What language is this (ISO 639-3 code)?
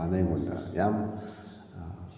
mni